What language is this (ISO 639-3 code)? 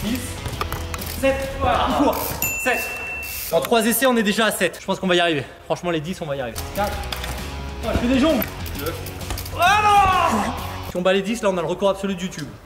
fra